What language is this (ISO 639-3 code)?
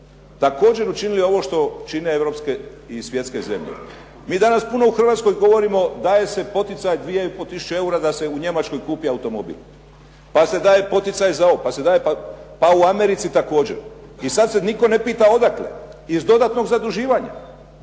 hrv